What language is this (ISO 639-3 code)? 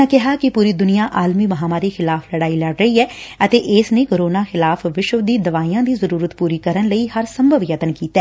pan